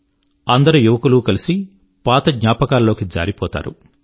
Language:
Telugu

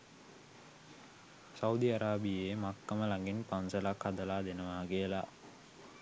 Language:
Sinhala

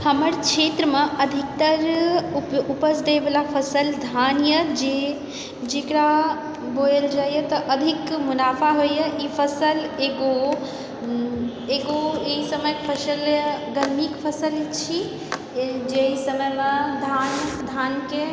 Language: Maithili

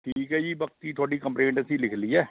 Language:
Punjabi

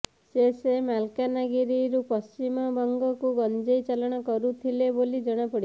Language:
Odia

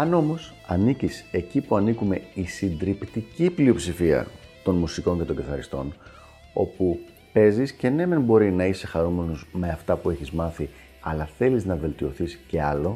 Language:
Greek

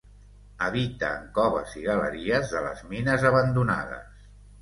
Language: Catalan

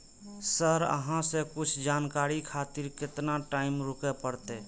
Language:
Maithili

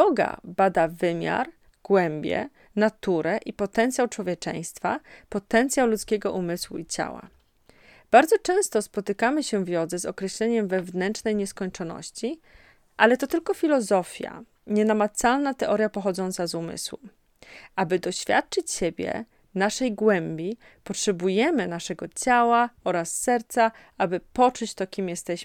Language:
Polish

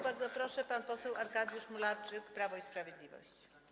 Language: Polish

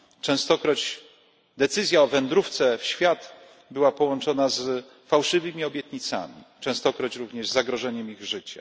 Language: Polish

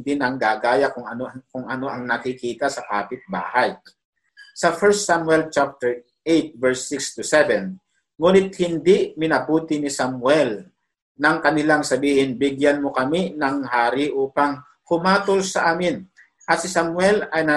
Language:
Filipino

